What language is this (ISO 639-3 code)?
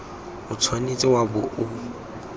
tsn